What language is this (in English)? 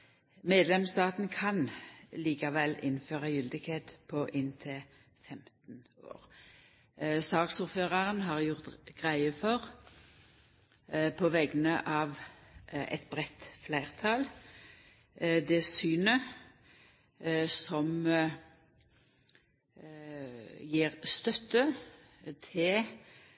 Norwegian Nynorsk